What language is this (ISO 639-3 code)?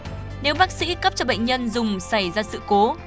vie